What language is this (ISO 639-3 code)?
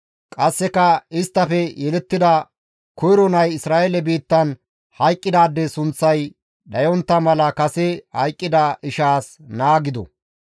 gmv